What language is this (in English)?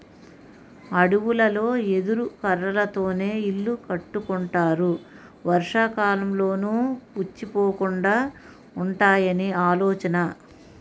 Telugu